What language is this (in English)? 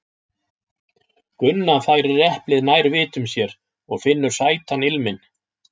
Icelandic